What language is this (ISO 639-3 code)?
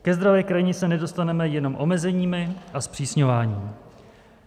ces